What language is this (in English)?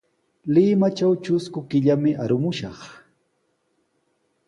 Sihuas Ancash Quechua